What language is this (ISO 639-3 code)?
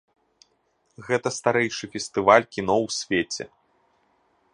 bel